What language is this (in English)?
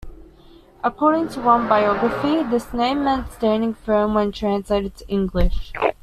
English